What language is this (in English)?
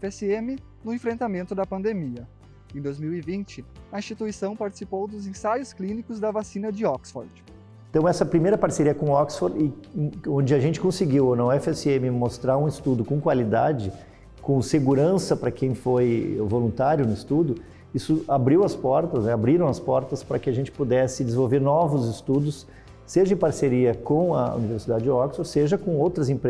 Portuguese